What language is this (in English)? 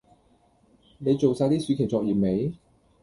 Cantonese